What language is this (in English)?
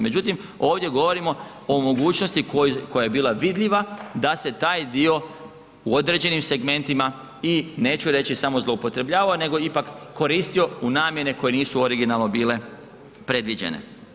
Croatian